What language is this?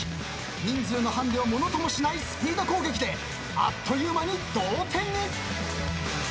Japanese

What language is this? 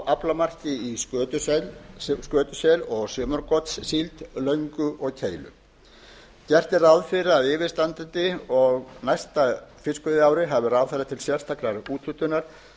Icelandic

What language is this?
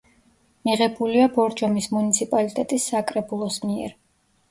Georgian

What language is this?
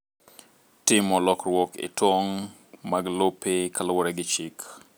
Luo (Kenya and Tanzania)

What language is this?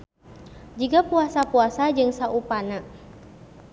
Sundanese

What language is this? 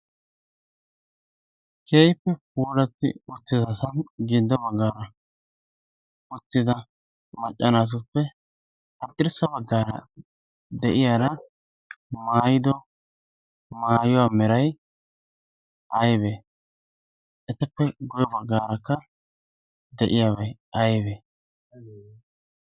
Wolaytta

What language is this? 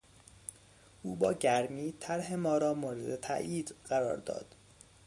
Persian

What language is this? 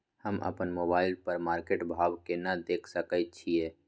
Maithili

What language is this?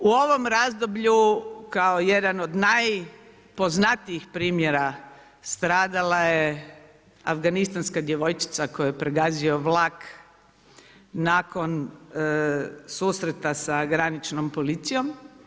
Croatian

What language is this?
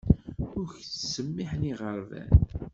Kabyle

